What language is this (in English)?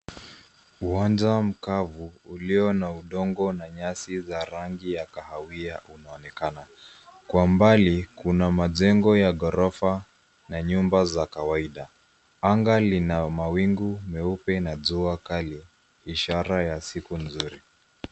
Swahili